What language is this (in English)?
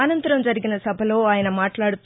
Telugu